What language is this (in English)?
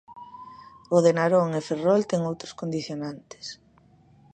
Galician